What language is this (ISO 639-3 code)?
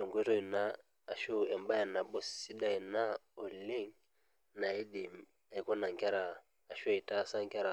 mas